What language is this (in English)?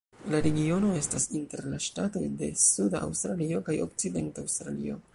Esperanto